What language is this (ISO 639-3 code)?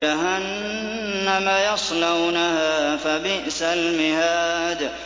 ara